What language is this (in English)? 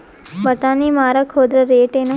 Kannada